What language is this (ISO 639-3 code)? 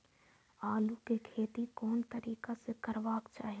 mai